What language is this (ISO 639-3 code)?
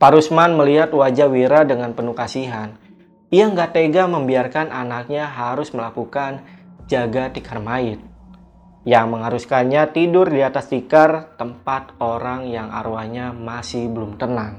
ind